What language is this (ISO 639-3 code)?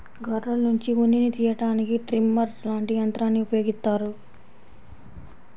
tel